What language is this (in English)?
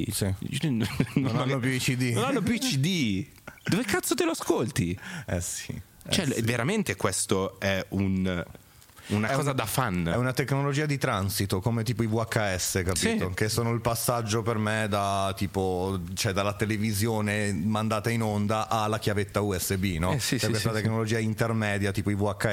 Italian